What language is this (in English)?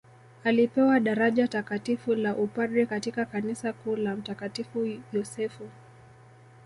Swahili